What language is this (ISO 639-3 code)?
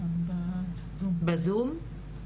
heb